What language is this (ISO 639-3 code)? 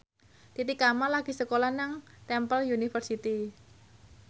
jav